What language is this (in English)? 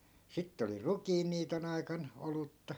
Finnish